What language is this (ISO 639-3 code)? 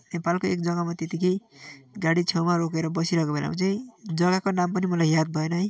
nep